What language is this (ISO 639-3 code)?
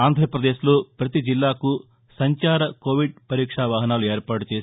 tel